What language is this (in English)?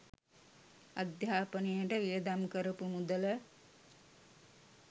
Sinhala